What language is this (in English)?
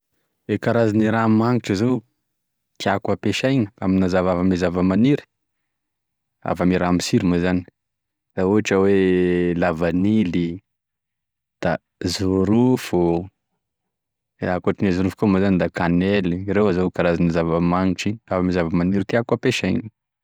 Tesaka Malagasy